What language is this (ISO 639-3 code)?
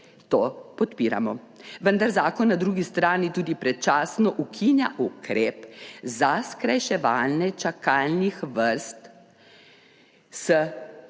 slv